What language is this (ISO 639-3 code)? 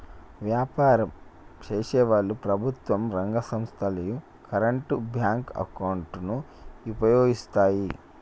tel